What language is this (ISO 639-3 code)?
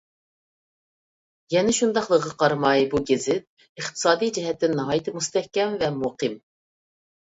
uig